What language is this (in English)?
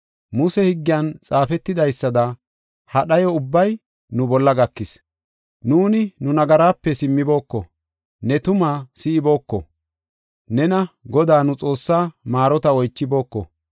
Gofa